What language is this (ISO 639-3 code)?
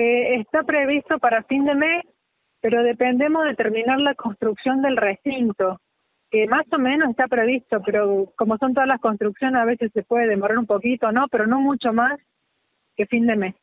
spa